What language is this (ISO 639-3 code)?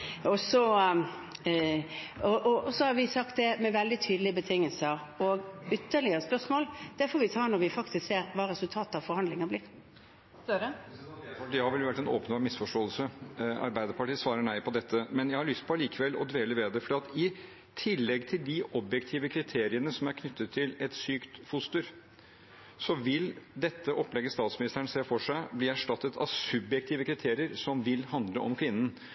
nor